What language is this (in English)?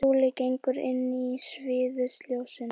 Icelandic